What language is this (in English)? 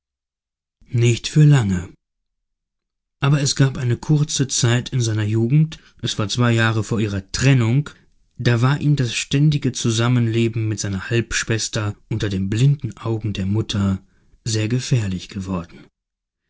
German